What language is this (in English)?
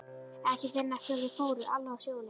Icelandic